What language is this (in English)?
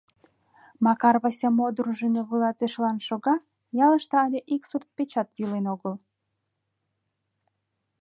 Mari